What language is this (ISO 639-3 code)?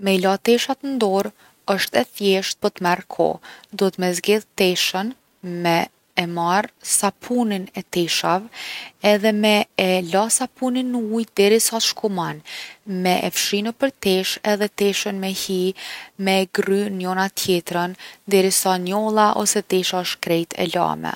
aln